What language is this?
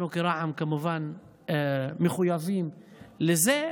Hebrew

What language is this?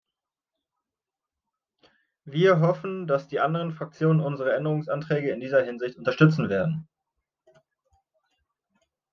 German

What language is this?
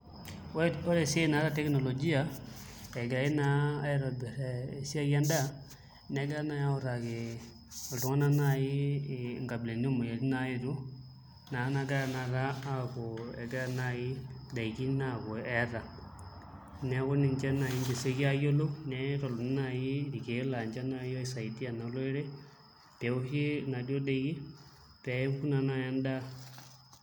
Masai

